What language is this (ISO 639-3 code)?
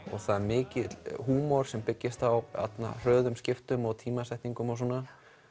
isl